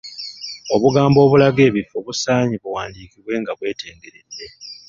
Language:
Ganda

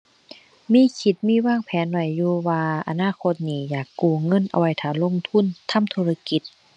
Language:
Thai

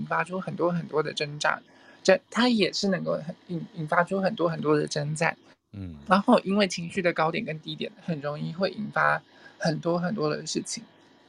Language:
Chinese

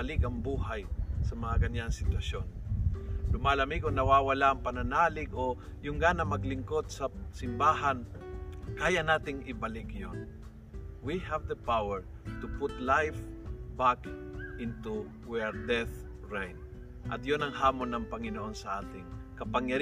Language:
Filipino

